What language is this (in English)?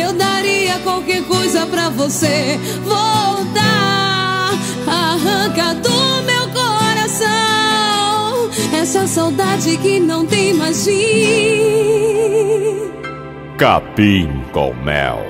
Portuguese